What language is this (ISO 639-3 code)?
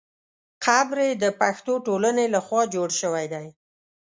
pus